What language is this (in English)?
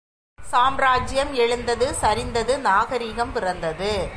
Tamil